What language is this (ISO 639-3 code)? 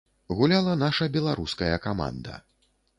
bel